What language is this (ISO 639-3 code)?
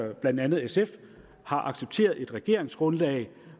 dan